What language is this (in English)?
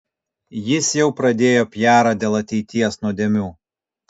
Lithuanian